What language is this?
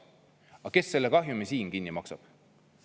Estonian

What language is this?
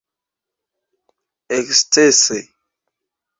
Esperanto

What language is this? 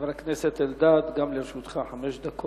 Hebrew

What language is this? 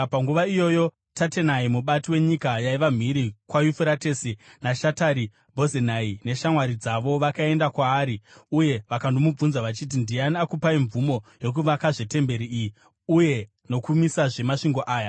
Shona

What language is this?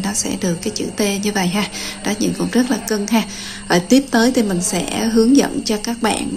Vietnamese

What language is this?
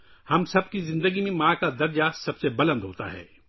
Urdu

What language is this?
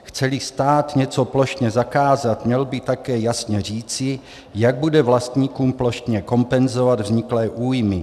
Czech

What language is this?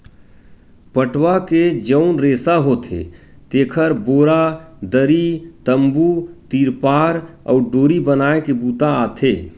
Chhattisgarhi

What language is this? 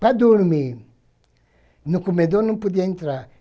Portuguese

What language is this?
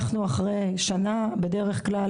Hebrew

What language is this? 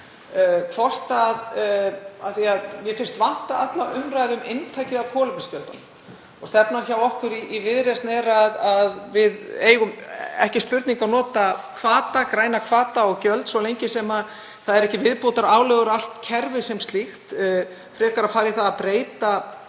Icelandic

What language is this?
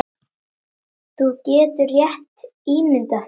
Icelandic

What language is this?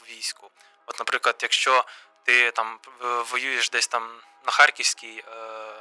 Ukrainian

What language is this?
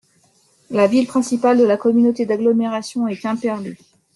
French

